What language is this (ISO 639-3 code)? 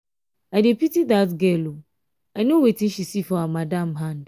pcm